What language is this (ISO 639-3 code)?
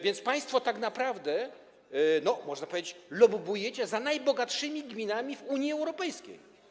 pol